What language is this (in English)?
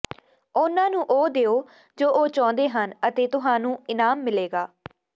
Punjabi